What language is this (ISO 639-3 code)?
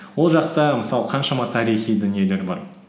kaz